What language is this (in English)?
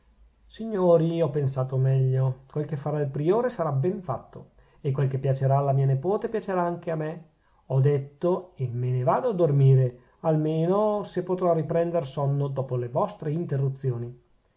Italian